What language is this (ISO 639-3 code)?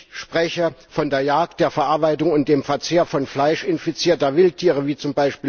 deu